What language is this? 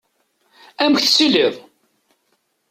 Kabyle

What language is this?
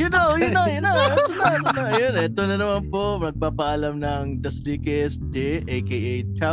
Filipino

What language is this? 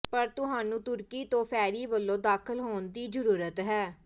Punjabi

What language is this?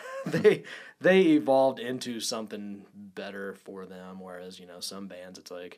English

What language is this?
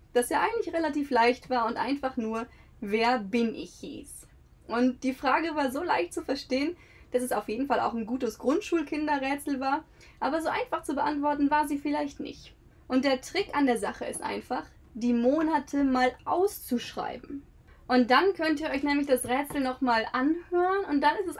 German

